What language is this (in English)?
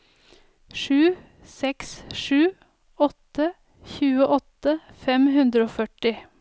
Norwegian